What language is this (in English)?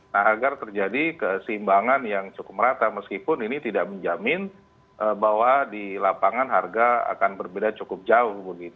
Indonesian